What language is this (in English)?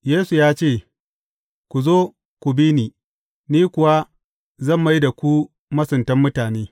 Hausa